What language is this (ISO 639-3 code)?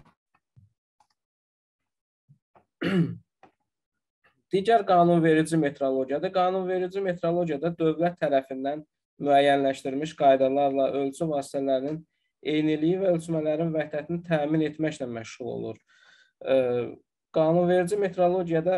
tur